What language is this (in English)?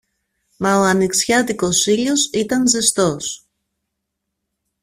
Greek